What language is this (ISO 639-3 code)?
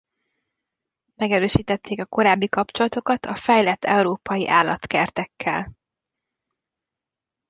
hun